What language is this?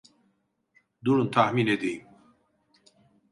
Turkish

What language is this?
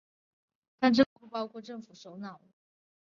Chinese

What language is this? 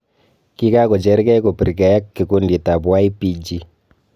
Kalenjin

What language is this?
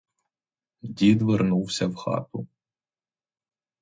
Ukrainian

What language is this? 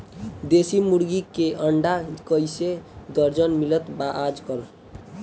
Bhojpuri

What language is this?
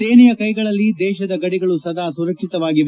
Kannada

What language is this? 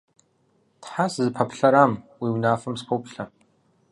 Kabardian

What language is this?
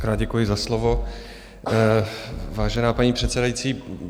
Czech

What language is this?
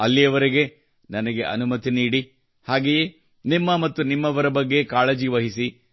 Kannada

